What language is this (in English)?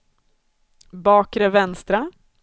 Swedish